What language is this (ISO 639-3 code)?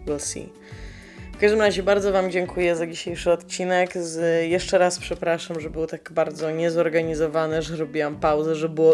pol